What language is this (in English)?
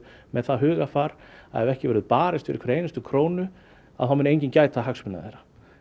Icelandic